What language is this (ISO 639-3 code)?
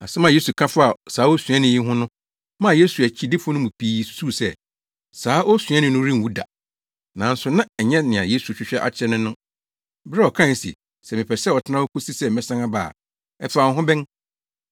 aka